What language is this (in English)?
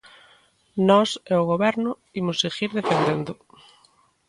Galician